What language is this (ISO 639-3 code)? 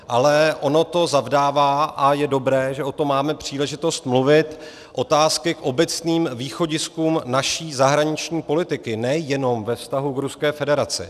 ces